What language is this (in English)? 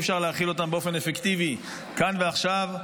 Hebrew